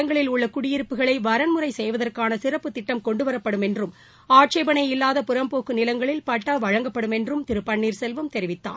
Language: Tamil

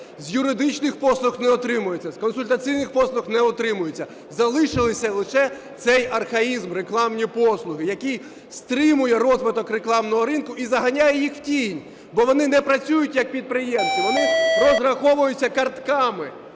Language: Ukrainian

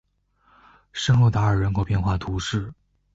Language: Chinese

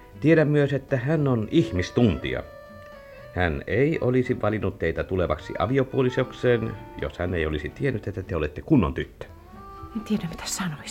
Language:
Finnish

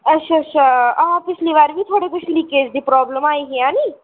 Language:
Dogri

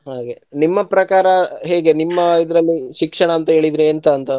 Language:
Kannada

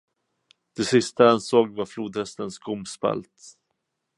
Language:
Swedish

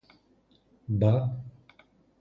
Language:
Greek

